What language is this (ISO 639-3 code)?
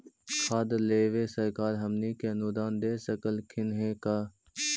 mag